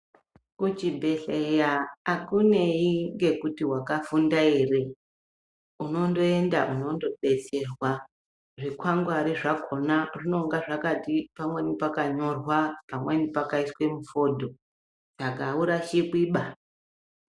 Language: Ndau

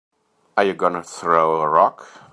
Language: English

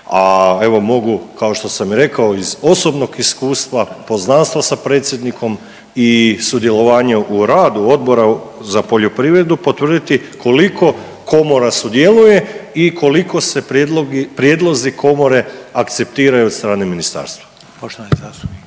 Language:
Croatian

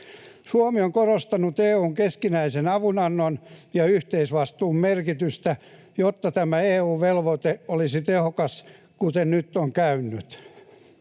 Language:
Finnish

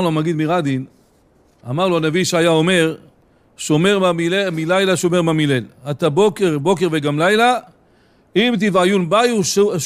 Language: Hebrew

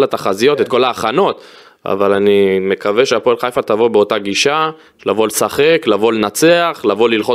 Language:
Hebrew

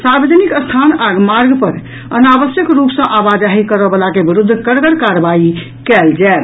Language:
Maithili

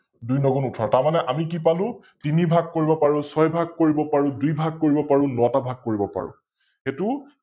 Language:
Assamese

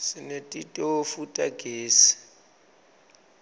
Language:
Swati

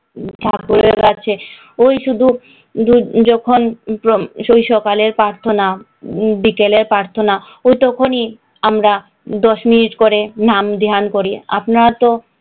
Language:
Bangla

